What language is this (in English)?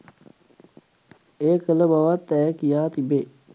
Sinhala